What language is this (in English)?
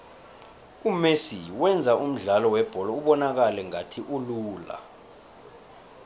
South Ndebele